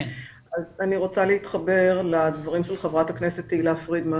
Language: Hebrew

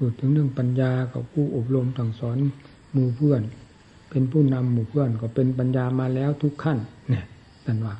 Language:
Thai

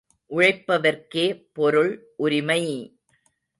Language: Tamil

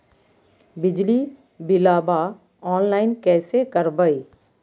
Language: Magahi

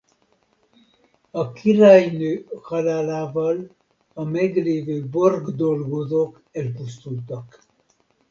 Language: Hungarian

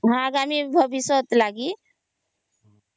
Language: Odia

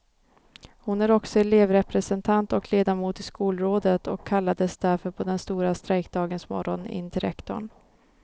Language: Swedish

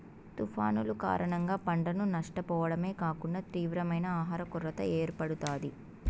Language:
Telugu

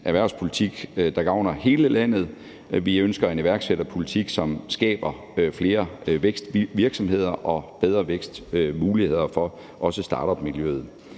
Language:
Danish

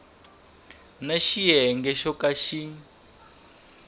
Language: Tsonga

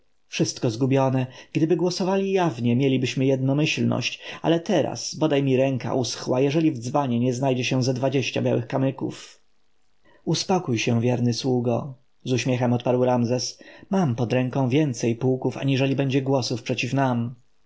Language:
Polish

